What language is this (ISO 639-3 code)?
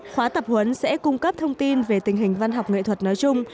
vie